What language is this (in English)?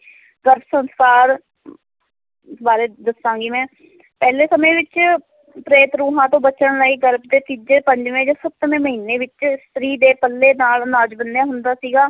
Punjabi